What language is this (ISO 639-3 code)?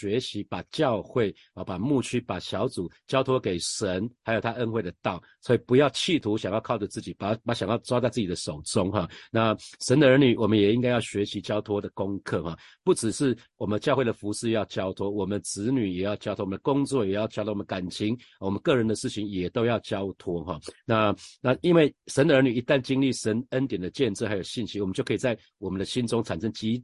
zho